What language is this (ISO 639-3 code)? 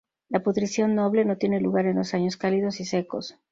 spa